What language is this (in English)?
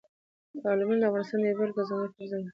Pashto